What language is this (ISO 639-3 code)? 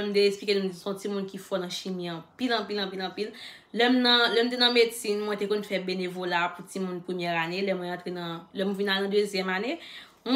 fra